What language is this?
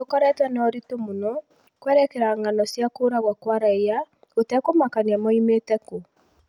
Kikuyu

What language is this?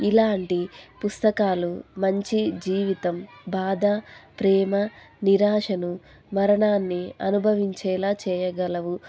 Telugu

